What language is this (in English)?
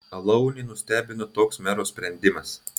Lithuanian